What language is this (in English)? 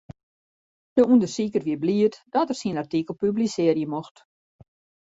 Western Frisian